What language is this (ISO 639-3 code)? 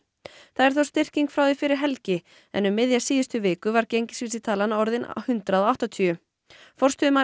isl